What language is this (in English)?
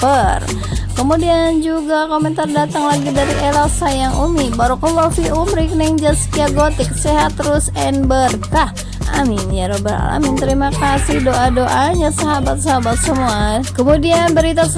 Indonesian